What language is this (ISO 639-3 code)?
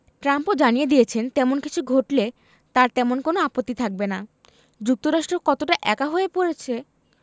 ben